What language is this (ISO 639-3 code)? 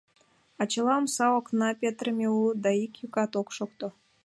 chm